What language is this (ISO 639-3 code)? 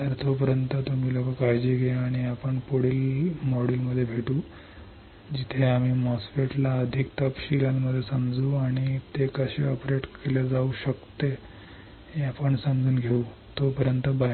mar